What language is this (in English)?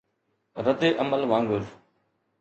Sindhi